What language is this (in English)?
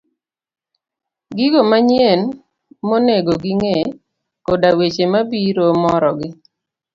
Luo (Kenya and Tanzania)